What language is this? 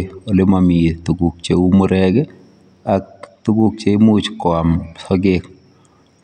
Kalenjin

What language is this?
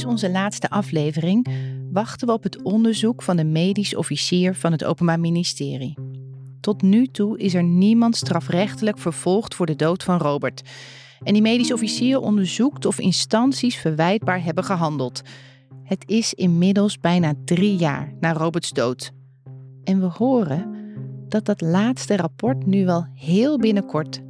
Dutch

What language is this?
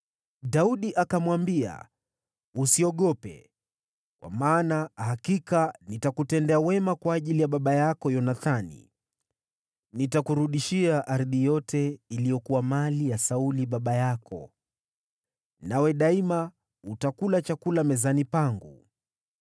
Swahili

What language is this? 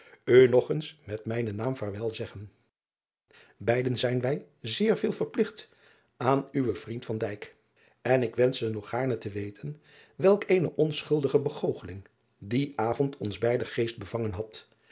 Dutch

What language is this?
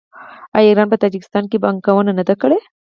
Pashto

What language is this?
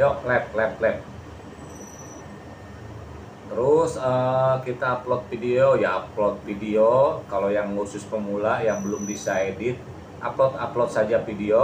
Indonesian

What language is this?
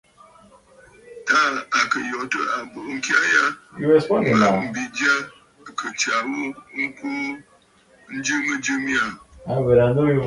Bafut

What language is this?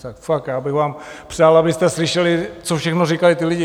Czech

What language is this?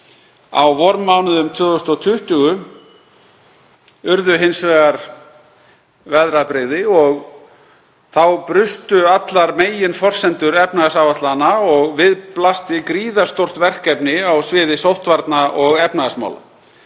Icelandic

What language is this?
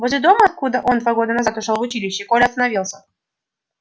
Russian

